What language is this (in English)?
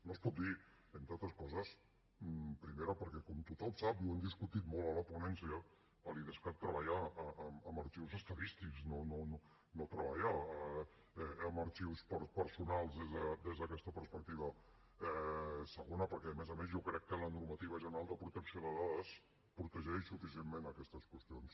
Catalan